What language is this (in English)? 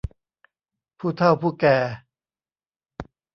Thai